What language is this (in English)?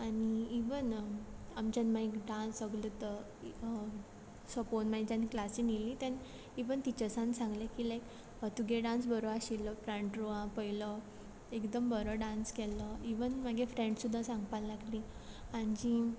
Konkani